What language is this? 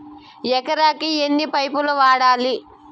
Telugu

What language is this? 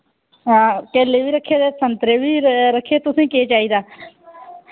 Dogri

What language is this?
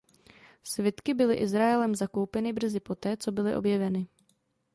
Czech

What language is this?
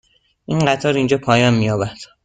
Persian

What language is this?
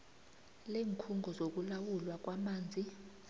South Ndebele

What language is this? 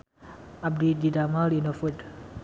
Sundanese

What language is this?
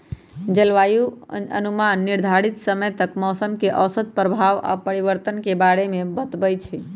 Magahi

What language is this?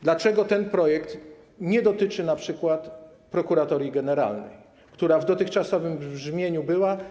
Polish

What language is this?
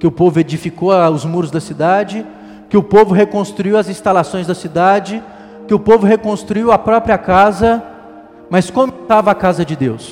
Portuguese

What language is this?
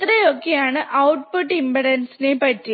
Malayalam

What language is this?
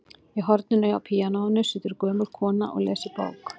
Icelandic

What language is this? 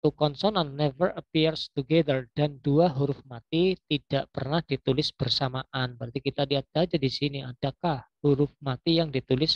Indonesian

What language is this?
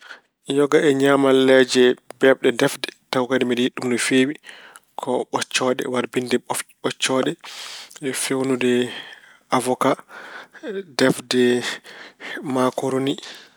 Fula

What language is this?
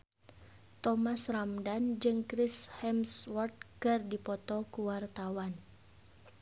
Sundanese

